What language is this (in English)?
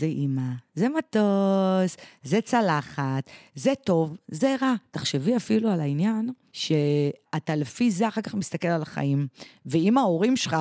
Hebrew